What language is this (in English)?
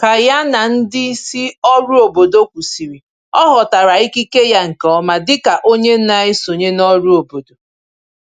Igbo